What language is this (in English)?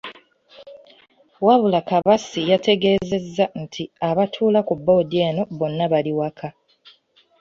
Ganda